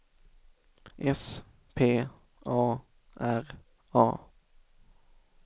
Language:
Swedish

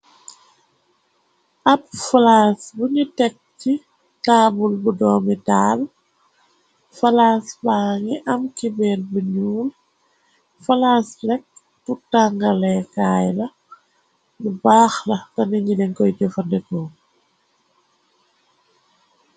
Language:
Wolof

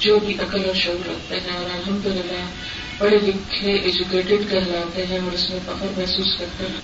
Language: Urdu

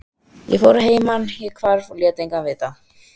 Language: Icelandic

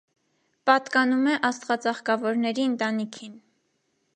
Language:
Armenian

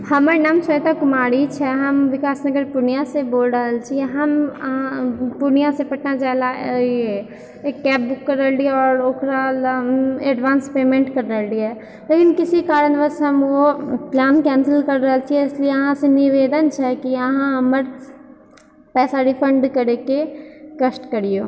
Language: Maithili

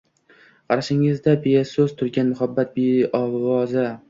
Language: Uzbek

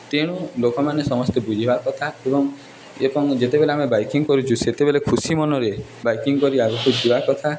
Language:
Odia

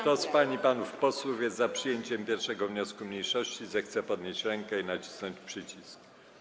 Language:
Polish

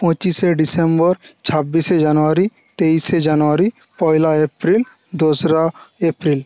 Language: Bangla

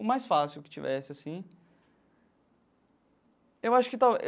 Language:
Portuguese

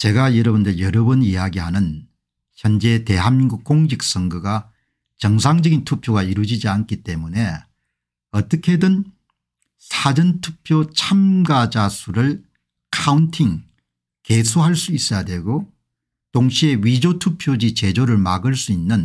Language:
Korean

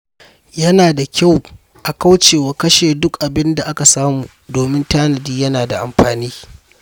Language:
Hausa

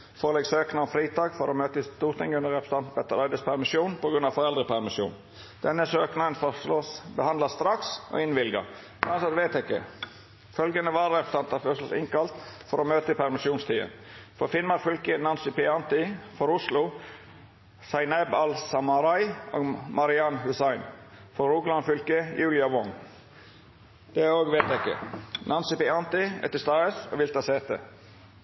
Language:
Norwegian Nynorsk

